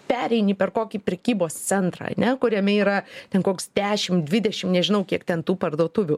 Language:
Lithuanian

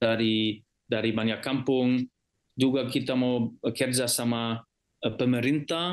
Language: Indonesian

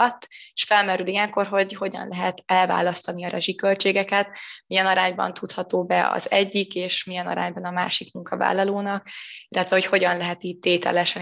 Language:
Hungarian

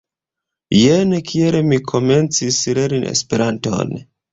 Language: Esperanto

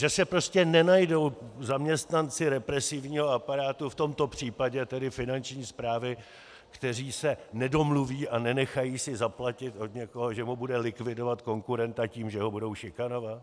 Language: Czech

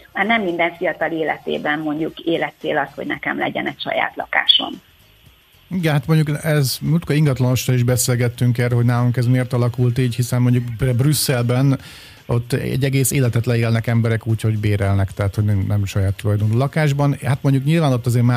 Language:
Hungarian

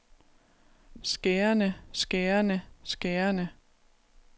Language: Danish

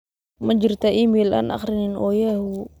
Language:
Somali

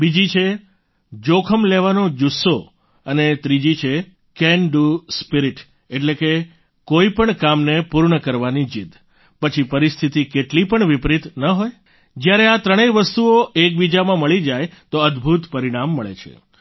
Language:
Gujarati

